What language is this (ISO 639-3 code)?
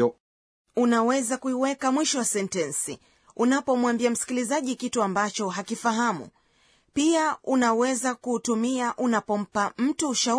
swa